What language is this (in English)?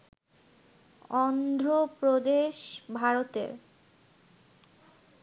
Bangla